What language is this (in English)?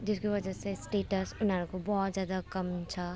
Nepali